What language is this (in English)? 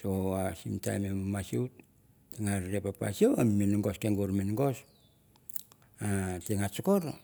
Mandara